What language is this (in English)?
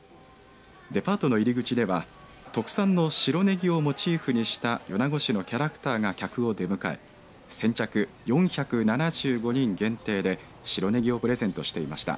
Japanese